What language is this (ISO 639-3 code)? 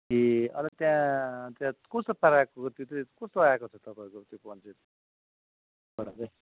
nep